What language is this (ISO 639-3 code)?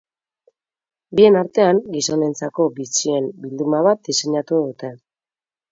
eus